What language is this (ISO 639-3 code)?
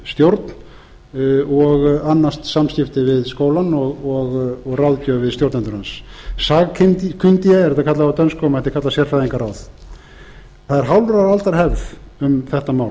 isl